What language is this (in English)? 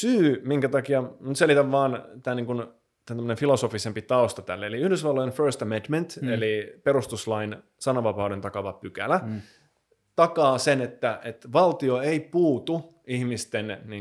Finnish